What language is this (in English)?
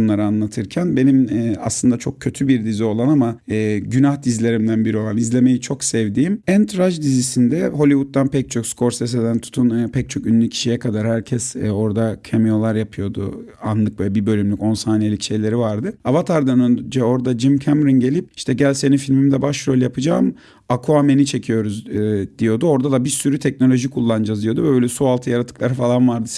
Turkish